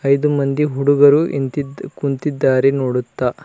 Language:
Kannada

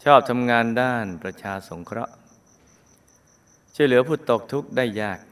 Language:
Thai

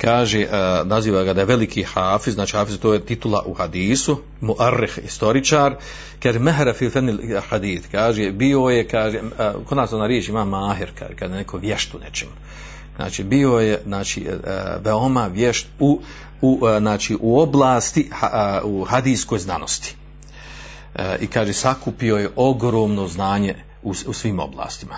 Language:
Croatian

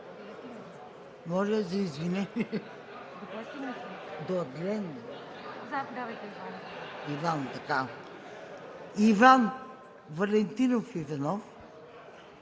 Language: Bulgarian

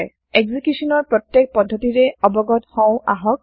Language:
Assamese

